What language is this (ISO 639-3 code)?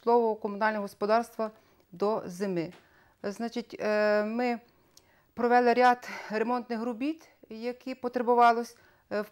ukr